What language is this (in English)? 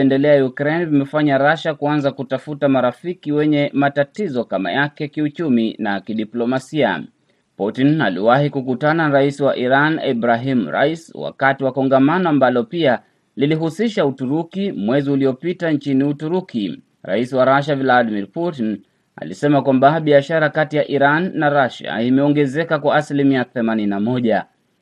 Swahili